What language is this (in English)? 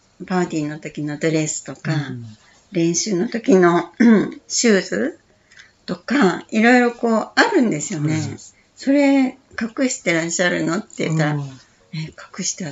Japanese